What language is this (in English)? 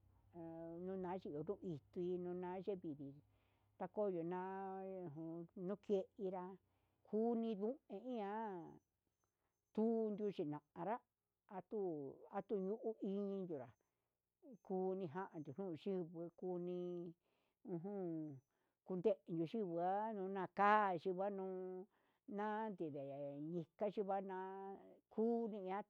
Huitepec Mixtec